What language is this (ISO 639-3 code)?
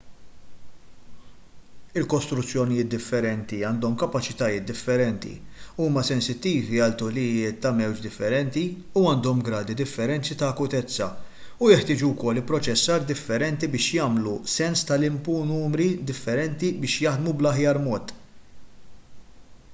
mlt